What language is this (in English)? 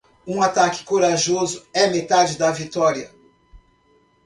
Portuguese